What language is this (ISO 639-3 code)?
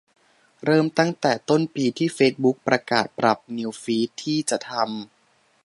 tha